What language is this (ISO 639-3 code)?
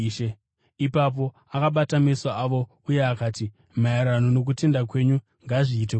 sna